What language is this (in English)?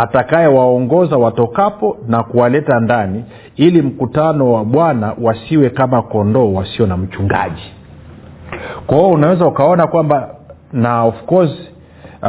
Swahili